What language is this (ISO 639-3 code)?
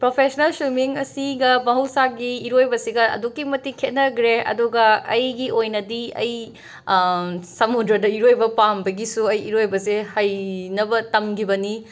mni